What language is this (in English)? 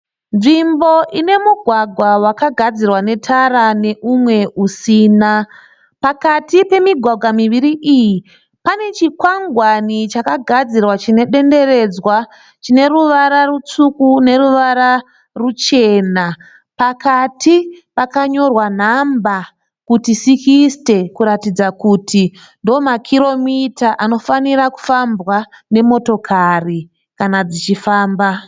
Shona